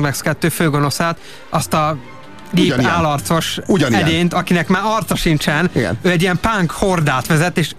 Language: Hungarian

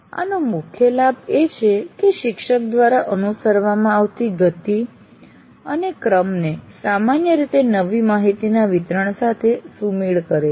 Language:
Gujarati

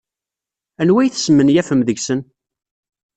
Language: Kabyle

